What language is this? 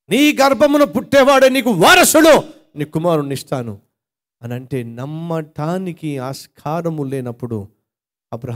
Telugu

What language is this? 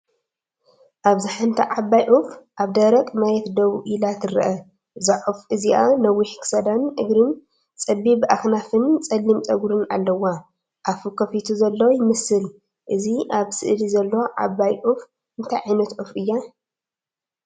Tigrinya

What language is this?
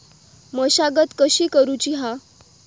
Marathi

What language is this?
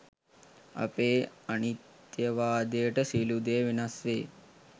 Sinhala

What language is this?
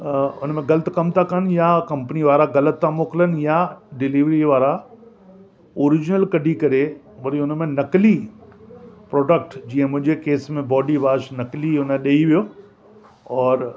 Sindhi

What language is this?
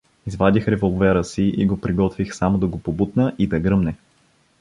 Bulgarian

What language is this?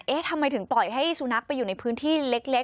Thai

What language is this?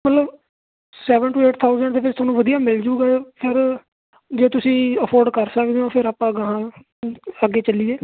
Punjabi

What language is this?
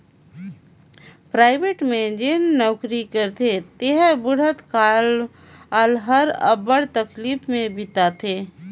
Chhattisgarhi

